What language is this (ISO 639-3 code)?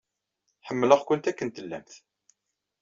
kab